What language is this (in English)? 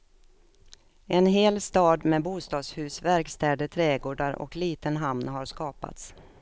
Swedish